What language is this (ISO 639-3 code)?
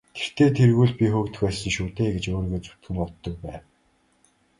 mon